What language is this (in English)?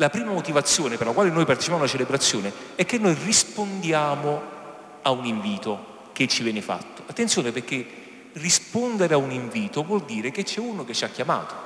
Italian